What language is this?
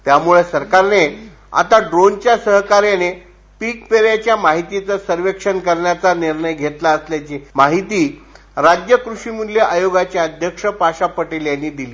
Marathi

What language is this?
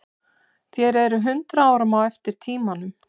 Icelandic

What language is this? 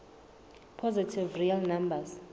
Southern Sotho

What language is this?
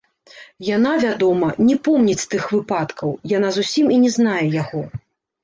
Belarusian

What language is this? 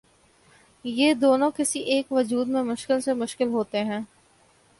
Urdu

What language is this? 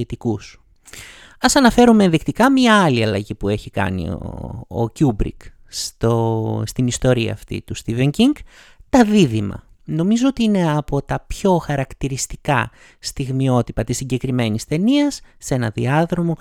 Greek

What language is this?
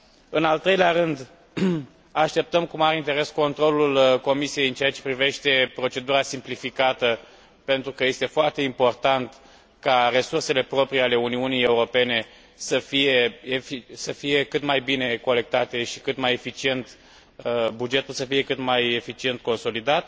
Romanian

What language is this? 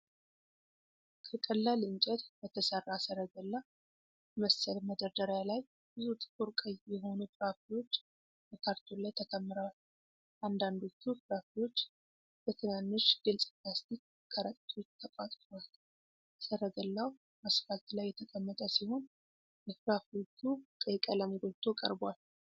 Amharic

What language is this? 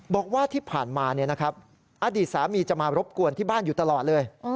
Thai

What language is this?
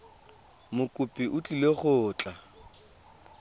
Tswana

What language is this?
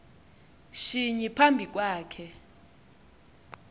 Xhosa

